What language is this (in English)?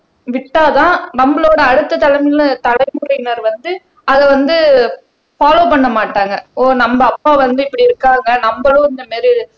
Tamil